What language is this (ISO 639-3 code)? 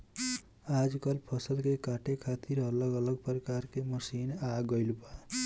bho